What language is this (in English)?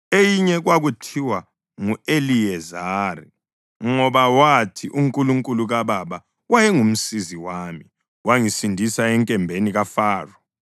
North Ndebele